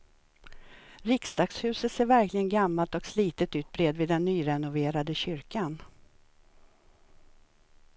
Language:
Swedish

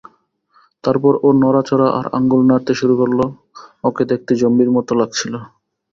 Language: Bangla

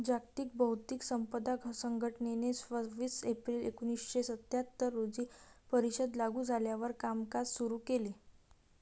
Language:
Marathi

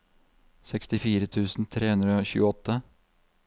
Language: Norwegian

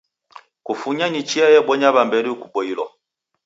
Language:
Taita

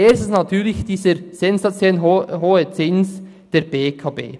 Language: Swiss German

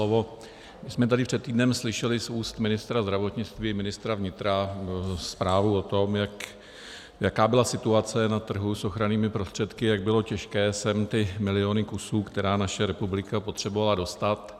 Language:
Czech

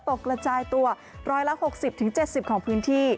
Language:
Thai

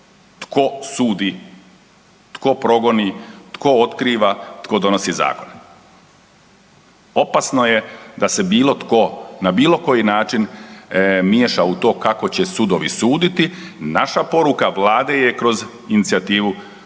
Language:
Croatian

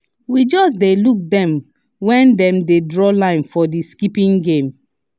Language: Nigerian Pidgin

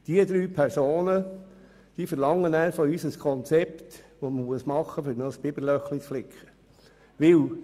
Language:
Swiss German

